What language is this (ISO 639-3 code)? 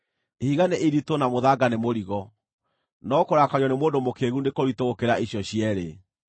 kik